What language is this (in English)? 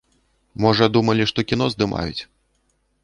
Belarusian